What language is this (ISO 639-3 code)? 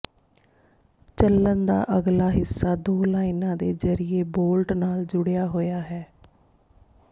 pan